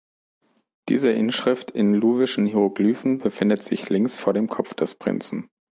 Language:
German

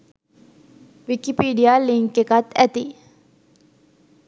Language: Sinhala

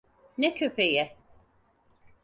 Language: Turkish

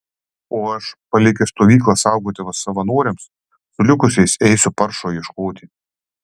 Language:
Lithuanian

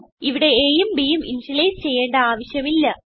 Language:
Malayalam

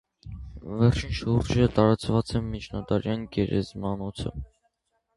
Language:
Armenian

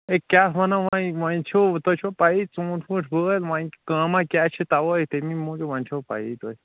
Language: Kashmiri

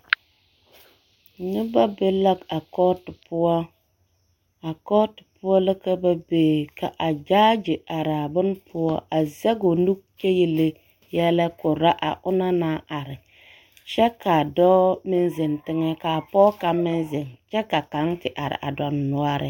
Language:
Southern Dagaare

